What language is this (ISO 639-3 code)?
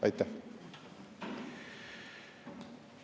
est